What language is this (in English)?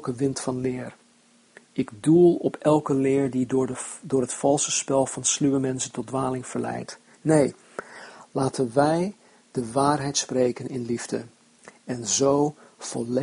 Dutch